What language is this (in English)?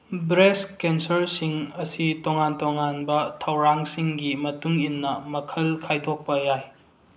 Manipuri